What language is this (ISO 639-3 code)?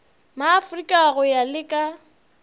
nso